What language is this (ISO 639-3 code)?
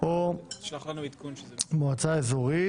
heb